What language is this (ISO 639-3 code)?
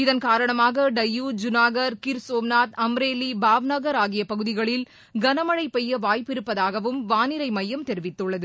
tam